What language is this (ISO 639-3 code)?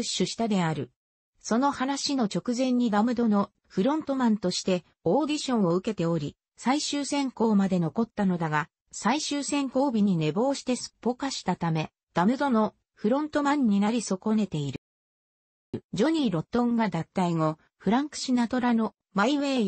jpn